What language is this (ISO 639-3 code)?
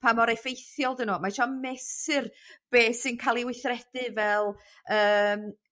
cym